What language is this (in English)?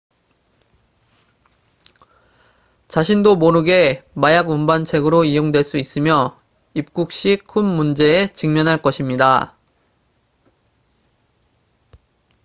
Korean